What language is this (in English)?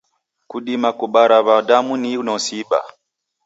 Taita